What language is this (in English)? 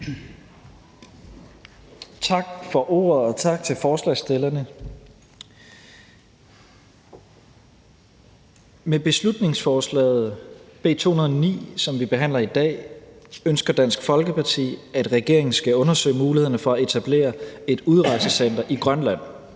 Danish